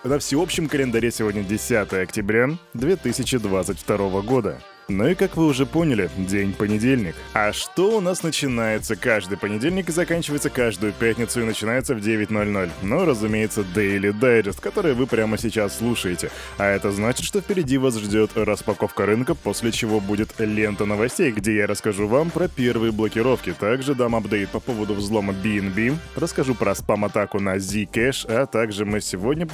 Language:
Russian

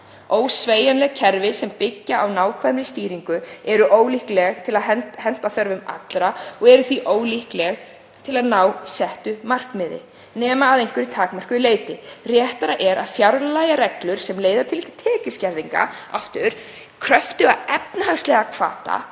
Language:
Icelandic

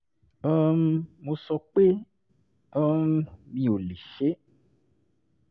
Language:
Yoruba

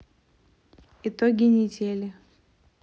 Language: Russian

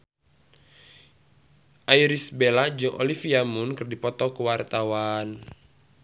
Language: Sundanese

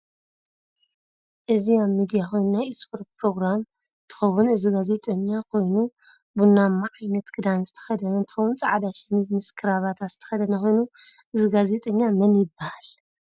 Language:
Tigrinya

